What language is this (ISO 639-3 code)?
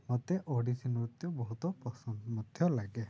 ori